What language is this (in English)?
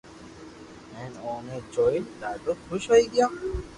Loarki